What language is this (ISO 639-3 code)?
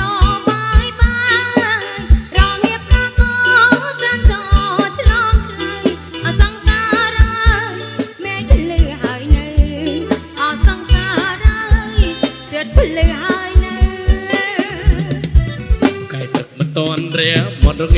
tha